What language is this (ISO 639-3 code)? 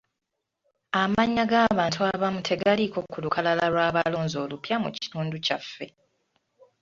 lug